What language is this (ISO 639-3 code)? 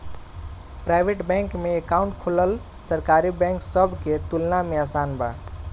bho